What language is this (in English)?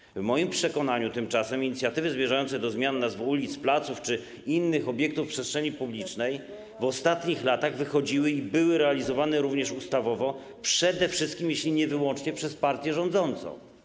Polish